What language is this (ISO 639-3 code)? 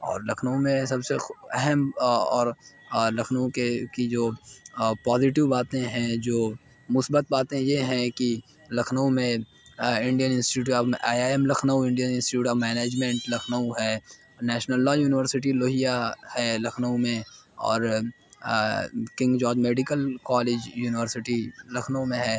urd